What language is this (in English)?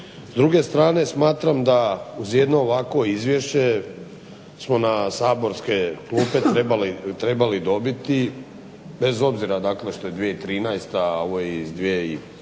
Croatian